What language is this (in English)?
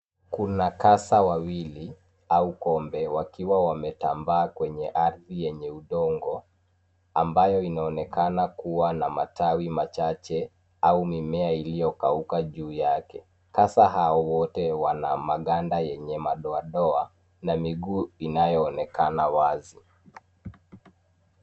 Swahili